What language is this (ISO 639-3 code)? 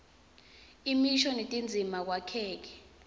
ssw